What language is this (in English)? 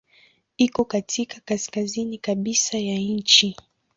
Swahili